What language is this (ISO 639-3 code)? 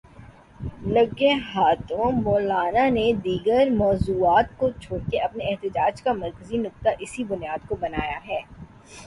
urd